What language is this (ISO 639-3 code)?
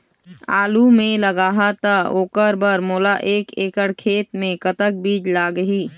hne